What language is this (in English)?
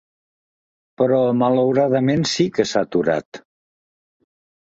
Catalan